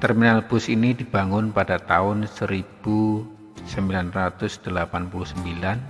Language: Indonesian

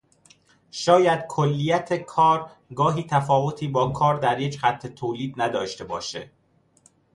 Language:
Persian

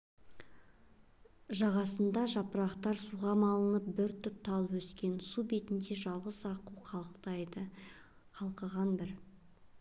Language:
Kazakh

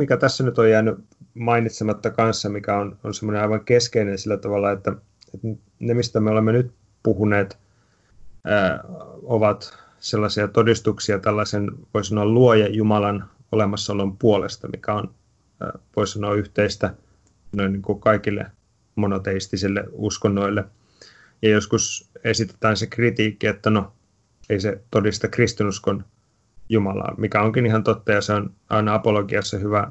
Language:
Finnish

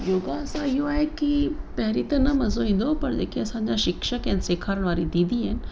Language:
Sindhi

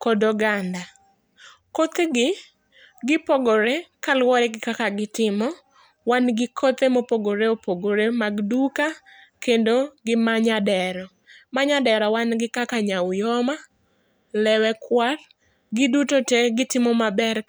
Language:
Luo (Kenya and Tanzania)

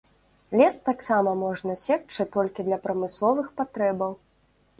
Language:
Belarusian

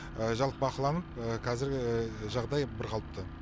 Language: Kazakh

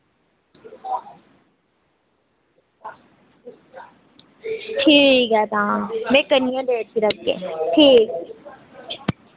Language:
Dogri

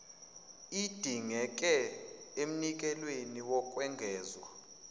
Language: Zulu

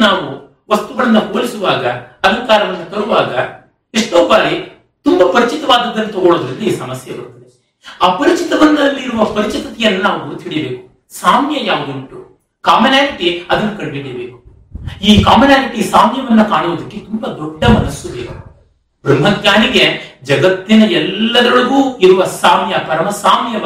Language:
Kannada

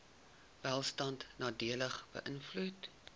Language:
Afrikaans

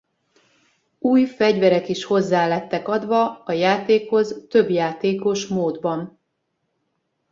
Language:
Hungarian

